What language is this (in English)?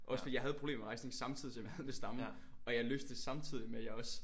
Danish